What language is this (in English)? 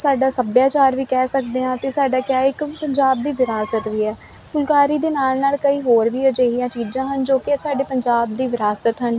Punjabi